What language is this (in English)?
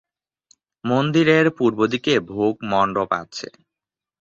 Bangla